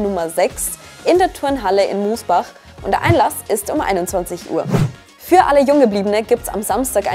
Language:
German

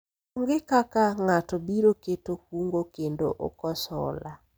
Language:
Luo (Kenya and Tanzania)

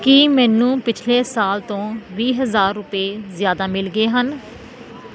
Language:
Punjabi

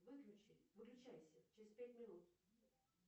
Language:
Russian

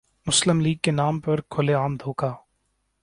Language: Urdu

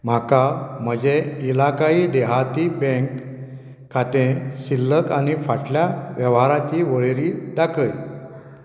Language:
Konkani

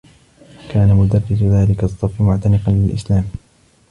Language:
Arabic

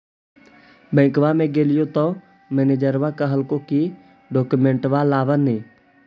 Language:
Magahi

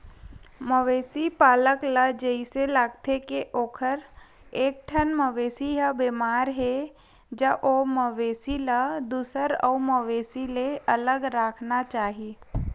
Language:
Chhattisgarhi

